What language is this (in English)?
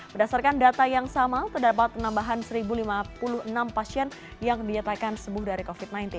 Indonesian